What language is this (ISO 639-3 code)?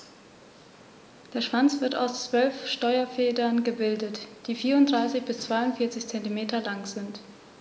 deu